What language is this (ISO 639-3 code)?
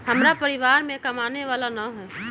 mag